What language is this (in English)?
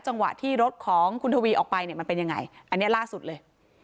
Thai